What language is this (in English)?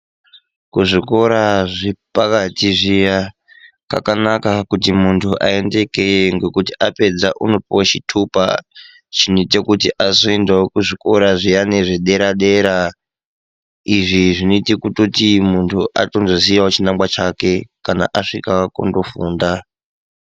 Ndau